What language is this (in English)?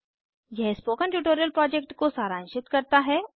Hindi